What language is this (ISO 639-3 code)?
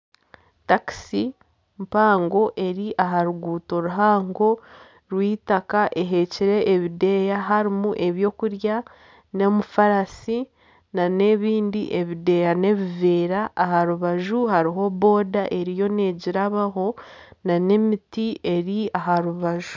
nyn